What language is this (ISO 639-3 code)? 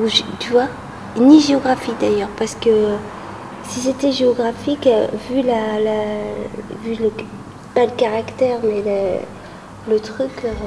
fra